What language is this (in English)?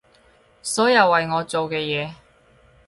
Cantonese